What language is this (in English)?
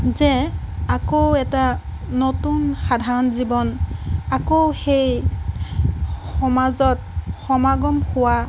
Assamese